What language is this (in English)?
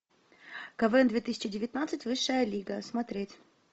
Russian